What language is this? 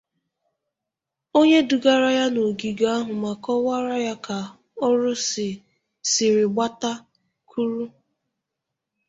Igbo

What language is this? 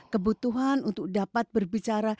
Indonesian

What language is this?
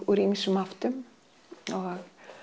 Icelandic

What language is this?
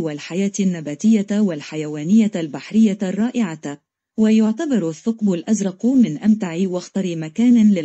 Arabic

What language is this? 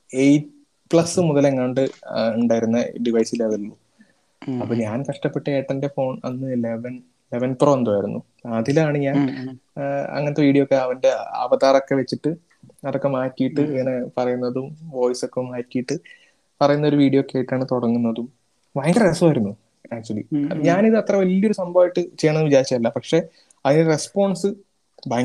Malayalam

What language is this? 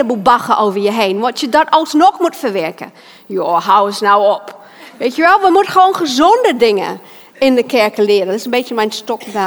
Dutch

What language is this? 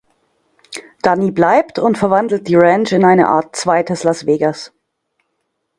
German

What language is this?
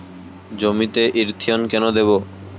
Bangla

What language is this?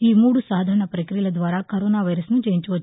Telugu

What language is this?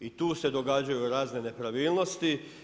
Croatian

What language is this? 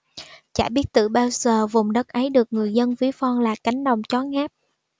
Vietnamese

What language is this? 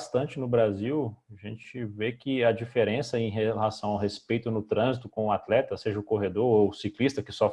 Portuguese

